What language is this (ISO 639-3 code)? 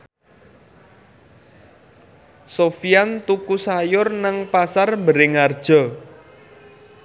jav